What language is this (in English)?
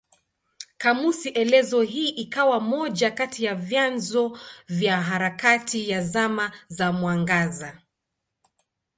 Swahili